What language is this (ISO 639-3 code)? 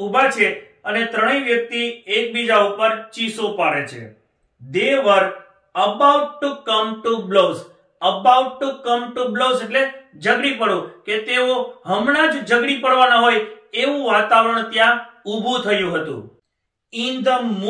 hin